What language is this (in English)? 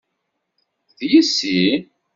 Kabyle